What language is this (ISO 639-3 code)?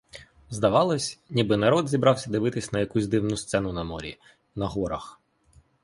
ukr